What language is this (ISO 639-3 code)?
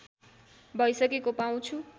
nep